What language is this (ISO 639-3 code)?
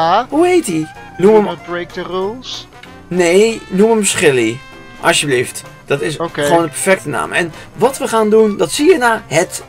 nld